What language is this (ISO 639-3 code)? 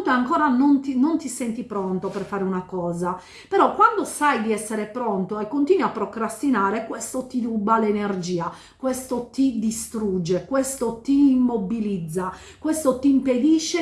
ita